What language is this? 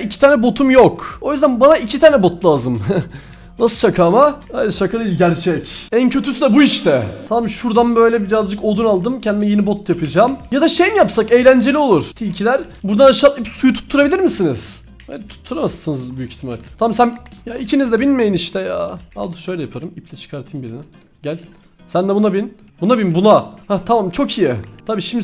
Turkish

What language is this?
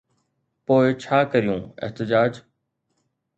Sindhi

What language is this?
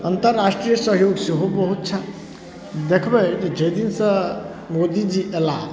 Maithili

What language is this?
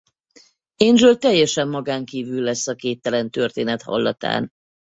Hungarian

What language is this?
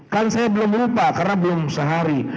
Indonesian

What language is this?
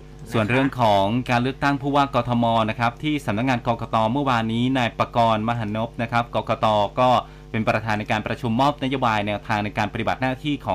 Thai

